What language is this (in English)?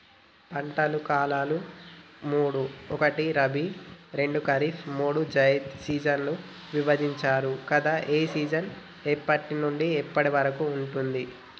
Telugu